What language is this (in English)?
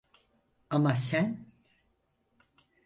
Turkish